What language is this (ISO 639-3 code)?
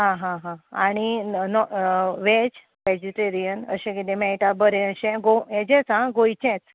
kok